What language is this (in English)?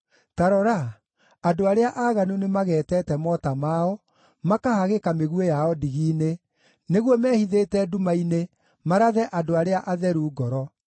Kikuyu